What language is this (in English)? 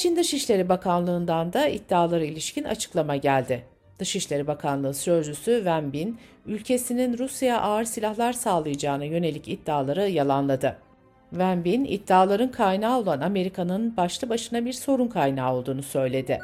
Turkish